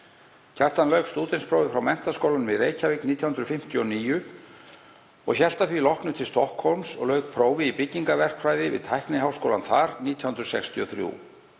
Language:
Icelandic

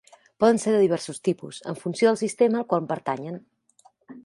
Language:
Catalan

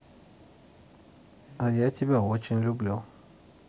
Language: Russian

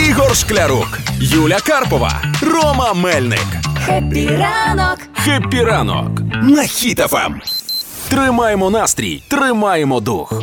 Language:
Ukrainian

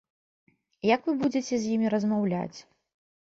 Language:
Belarusian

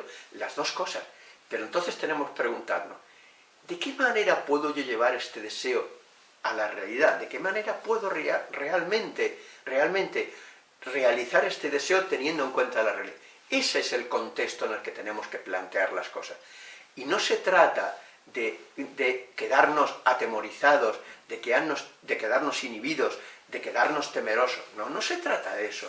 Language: Spanish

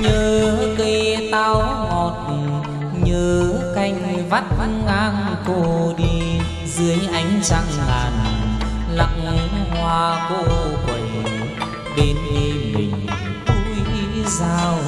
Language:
Vietnamese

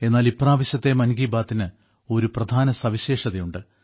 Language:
Malayalam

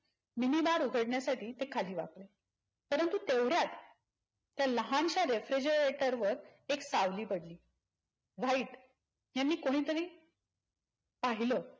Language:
Marathi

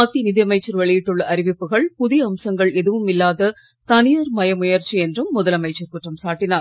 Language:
Tamil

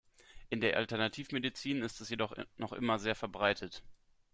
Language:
German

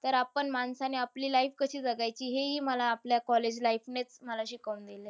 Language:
Marathi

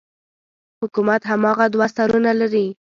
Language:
Pashto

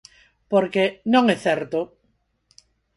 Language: Galician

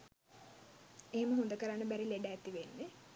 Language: Sinhala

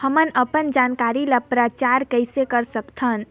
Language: Chhattisgarhi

